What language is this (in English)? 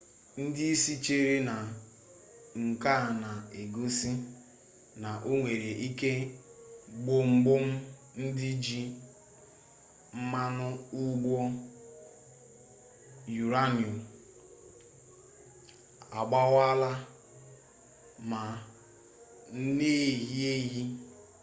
Igbo